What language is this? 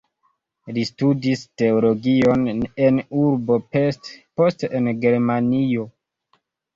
Esperanto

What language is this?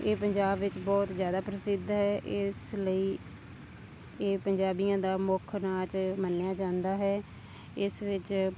Punjabi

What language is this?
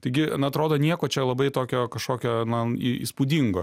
Lithuanian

